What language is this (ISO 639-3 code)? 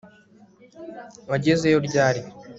kin